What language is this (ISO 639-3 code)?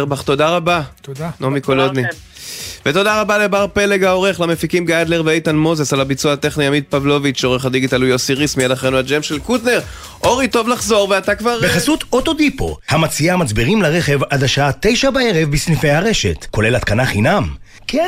heb